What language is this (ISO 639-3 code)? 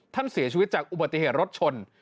tha